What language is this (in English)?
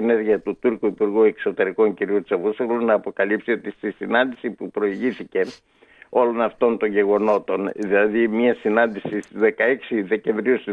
Greek